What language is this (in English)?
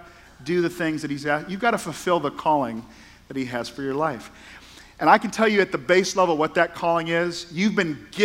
English